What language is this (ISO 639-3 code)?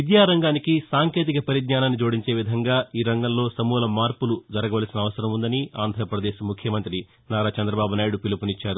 tel